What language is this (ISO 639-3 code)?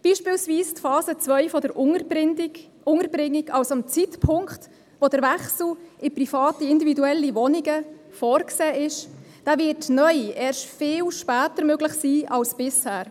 gsw